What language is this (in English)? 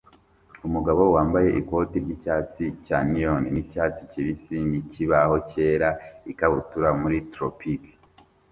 Kinyarwanda